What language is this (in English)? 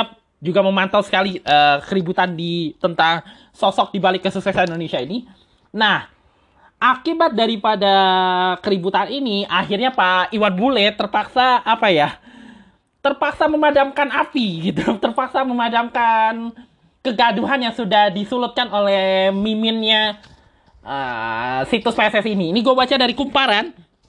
Indonesian